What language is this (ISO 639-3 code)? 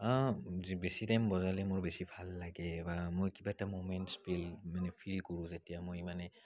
asm